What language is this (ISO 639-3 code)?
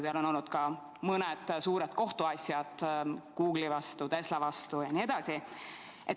est